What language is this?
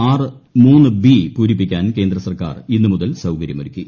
Malayalam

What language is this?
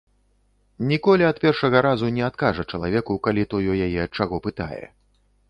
Belarusian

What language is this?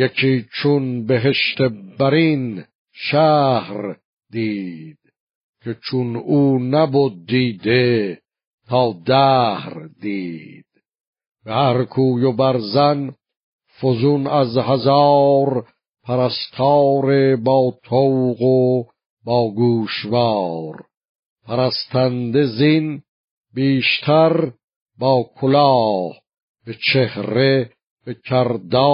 Persian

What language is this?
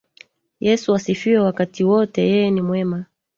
Swahili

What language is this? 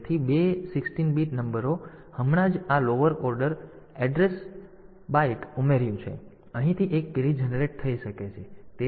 Gujarati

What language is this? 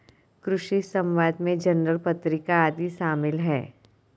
Hindi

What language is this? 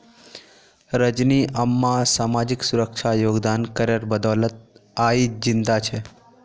Magahi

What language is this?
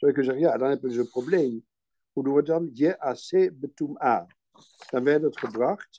Dutch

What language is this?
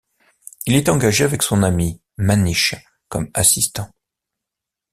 French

